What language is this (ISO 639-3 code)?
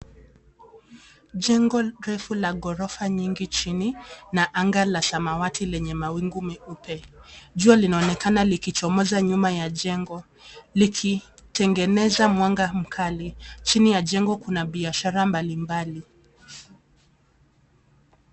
swa